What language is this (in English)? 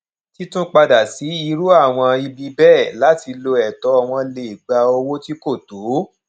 Yoruba